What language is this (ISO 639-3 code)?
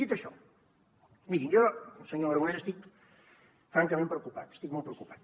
cat